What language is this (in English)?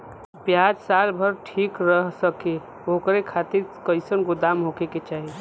Bhojpuri